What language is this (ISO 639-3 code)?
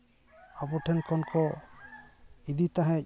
sat